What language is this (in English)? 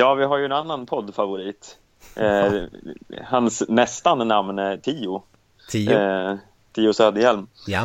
Swedish